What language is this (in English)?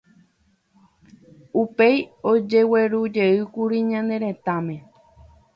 Guarani